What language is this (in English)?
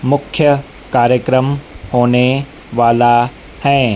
Hindi